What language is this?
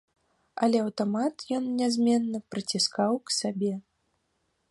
Belarusian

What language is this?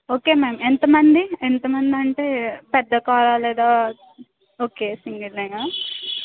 Telugu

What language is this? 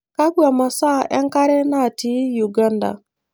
Masai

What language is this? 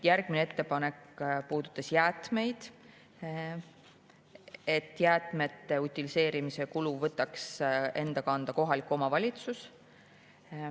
Estonian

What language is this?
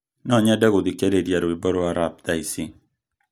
Kikuyu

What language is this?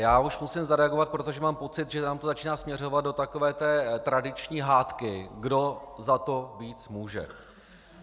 Czech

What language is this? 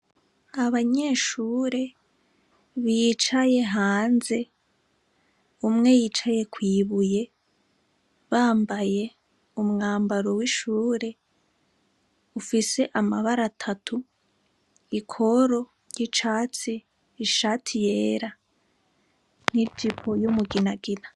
Rundi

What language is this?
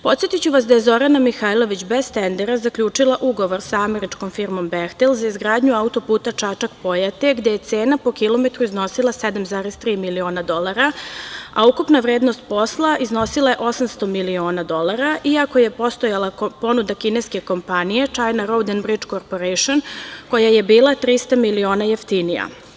Serbian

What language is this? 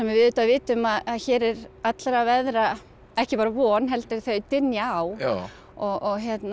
Icelandic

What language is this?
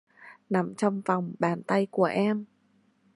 Vietnamese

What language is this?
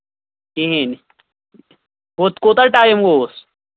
Kashmiri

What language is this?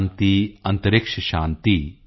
Punjabi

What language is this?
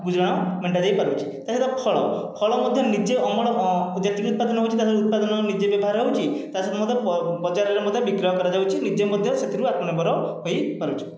Odia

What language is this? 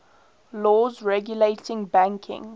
English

